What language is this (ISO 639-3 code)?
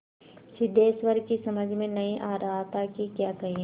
hin